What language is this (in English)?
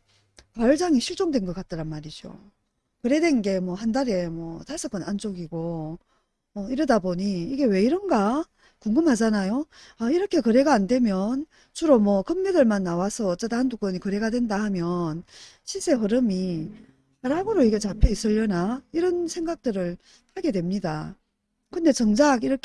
Korean